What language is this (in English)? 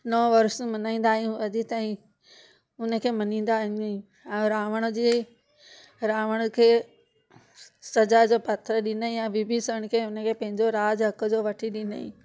Sindhi